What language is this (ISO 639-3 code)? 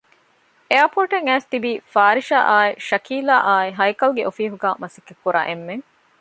div